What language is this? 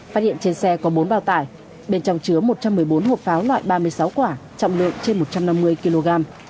Vietnamese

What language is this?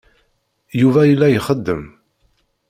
Kabyle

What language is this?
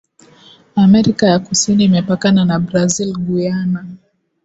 Swahili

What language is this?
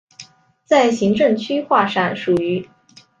Chinese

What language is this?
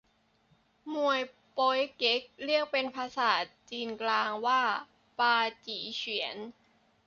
Thai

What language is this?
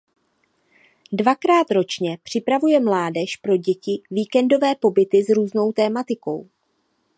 Czech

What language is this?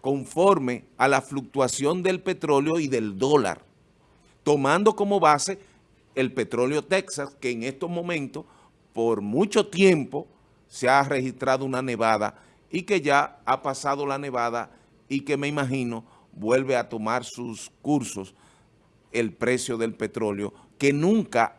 Spanish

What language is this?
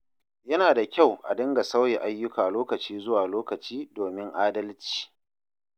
Hausa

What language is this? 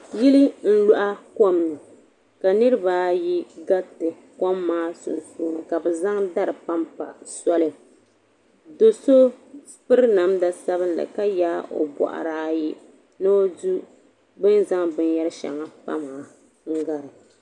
Dagbani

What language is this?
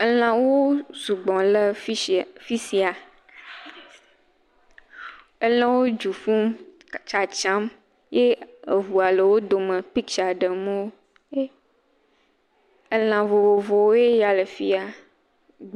Ewe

